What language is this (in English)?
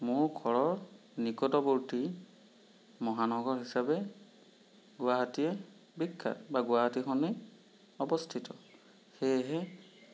Assamese